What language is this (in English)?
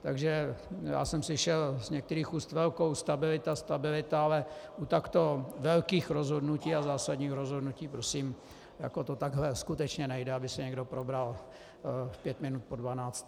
Czech